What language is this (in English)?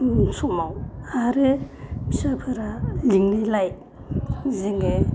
Bodo